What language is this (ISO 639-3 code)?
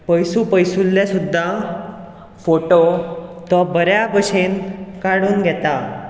kok